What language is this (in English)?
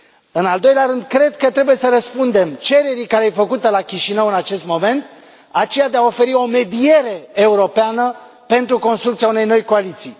Romanian